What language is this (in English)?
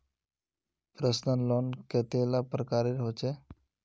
Magahi